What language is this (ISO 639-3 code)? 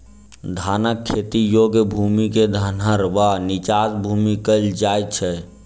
mai